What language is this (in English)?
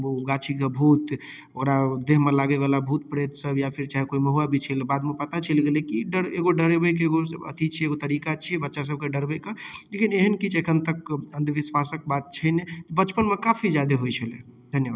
Maithili